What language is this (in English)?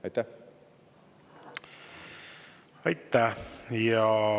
Estonian